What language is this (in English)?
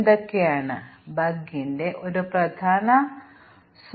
Malayalam